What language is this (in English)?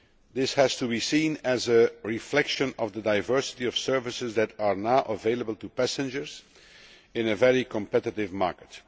English